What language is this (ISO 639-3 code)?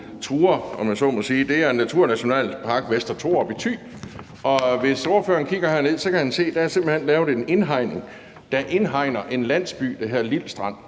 dan